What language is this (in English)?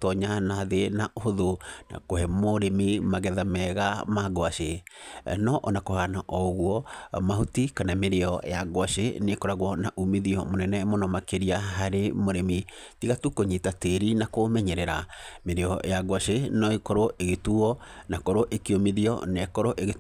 Kikuyu